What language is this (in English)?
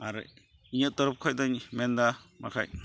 Santali